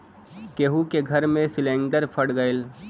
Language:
Bhojpuri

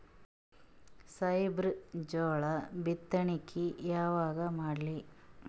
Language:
Kannada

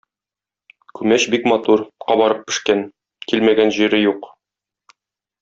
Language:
Tatar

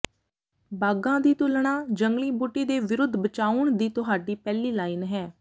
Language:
Punjabi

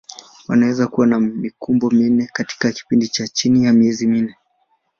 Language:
Swahili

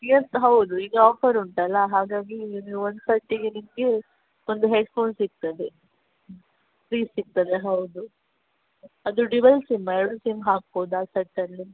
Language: Kannada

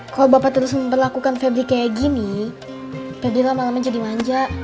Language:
Indonesian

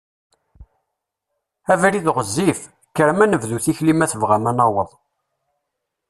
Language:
Kabyle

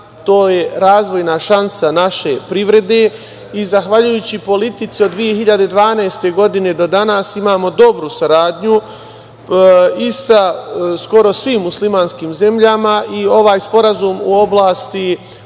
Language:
Serbian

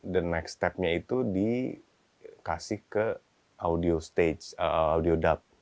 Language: Indonesian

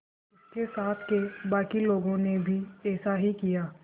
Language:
Hindi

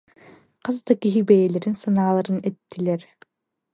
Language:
Yakut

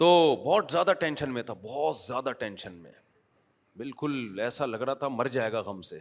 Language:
Urdu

